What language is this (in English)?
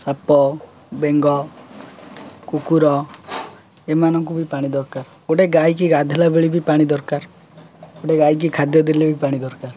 Odia